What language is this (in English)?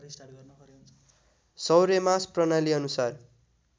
Nepali